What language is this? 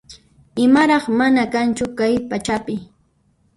Puno Quechua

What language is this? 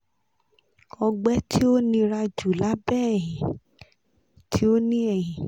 Yoruba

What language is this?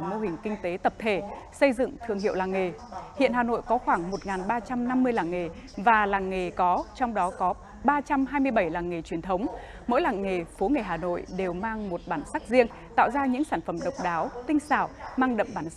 Vietnamese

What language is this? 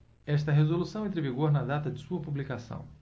Portuguese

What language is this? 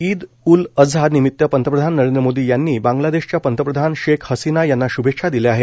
Marathi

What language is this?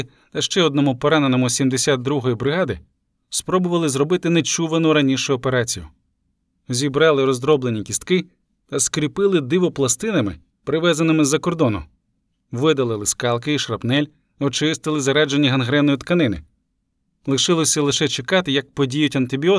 Ukrainian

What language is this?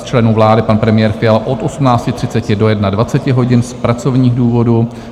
Czech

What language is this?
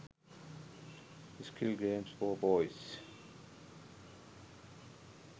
Sinhala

